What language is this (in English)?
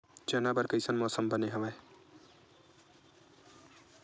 Chhattisgarhi